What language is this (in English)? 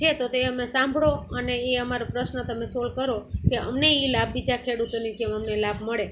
Gujarati